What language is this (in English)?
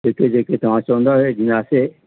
Sindhi